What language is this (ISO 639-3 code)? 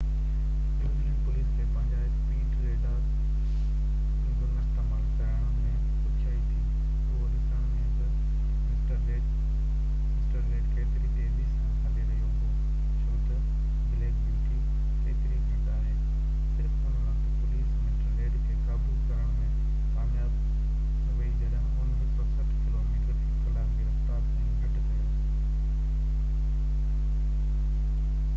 snd